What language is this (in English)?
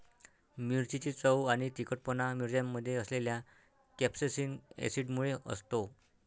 Marathi